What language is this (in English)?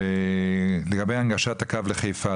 Hebrew